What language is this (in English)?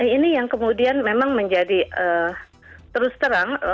Indonesian